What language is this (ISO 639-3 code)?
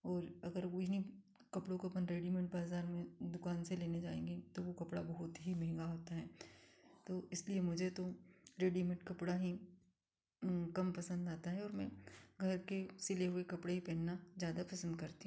hin